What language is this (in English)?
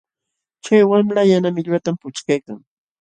Jauja Wanca Quechua